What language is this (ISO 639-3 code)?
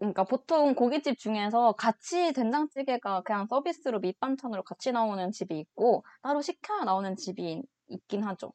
kor